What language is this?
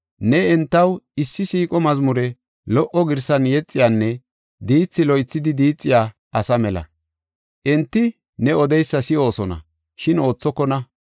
Gofa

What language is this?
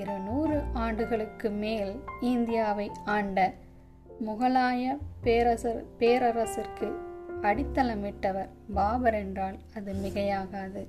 Tamil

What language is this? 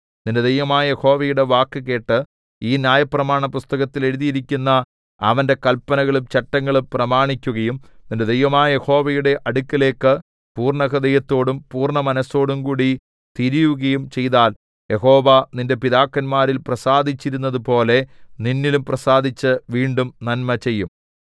Malayalam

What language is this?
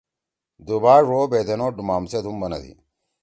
Torwali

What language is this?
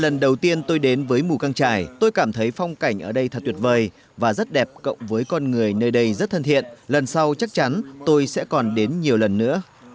Vietnamese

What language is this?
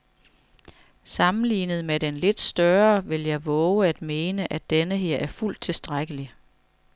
Danish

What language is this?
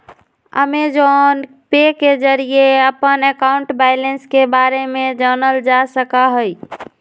Magahi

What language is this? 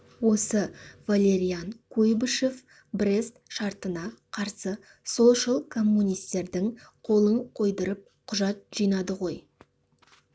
Kazakh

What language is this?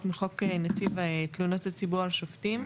Hebrew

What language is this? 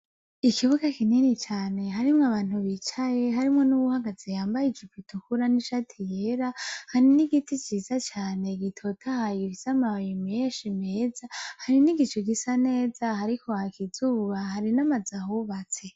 Rundi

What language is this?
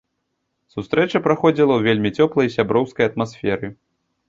Belarusian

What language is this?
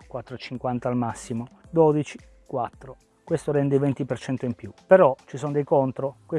Italian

